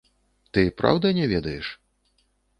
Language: Belarusian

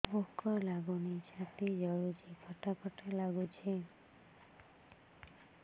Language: Odia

